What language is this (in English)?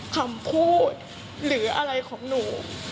Thai